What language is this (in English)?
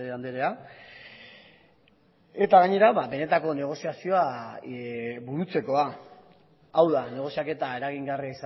Basque